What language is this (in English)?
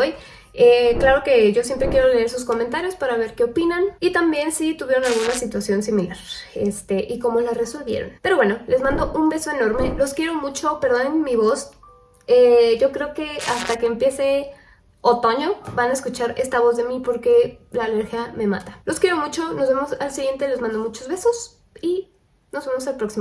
Spanish